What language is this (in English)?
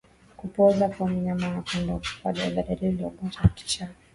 Swahili